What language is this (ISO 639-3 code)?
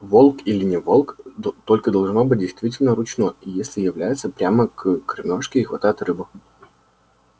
rus